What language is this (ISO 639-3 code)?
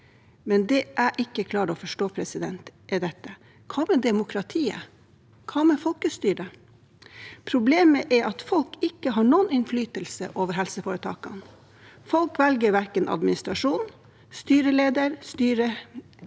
nor